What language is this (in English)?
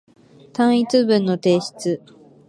Japanese